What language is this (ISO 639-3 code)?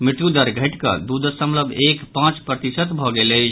mai